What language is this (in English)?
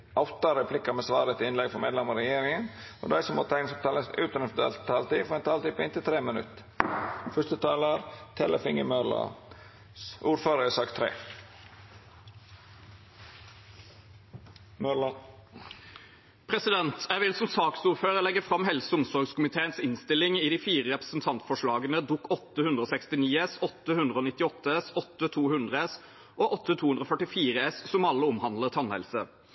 Norwegian